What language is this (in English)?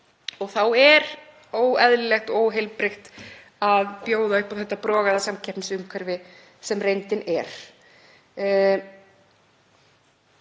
Icelandic